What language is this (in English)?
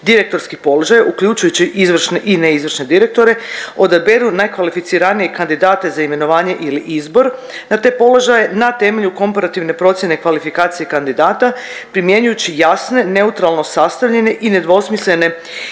Croatian